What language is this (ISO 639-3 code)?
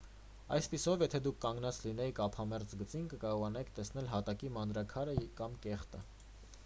hye